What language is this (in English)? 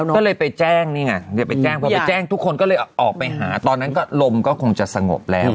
Thai